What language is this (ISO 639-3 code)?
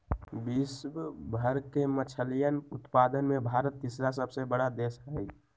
mag